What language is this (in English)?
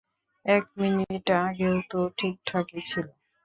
Bangla